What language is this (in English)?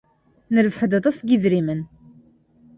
Kabyle